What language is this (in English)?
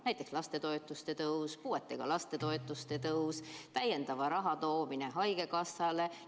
Estonian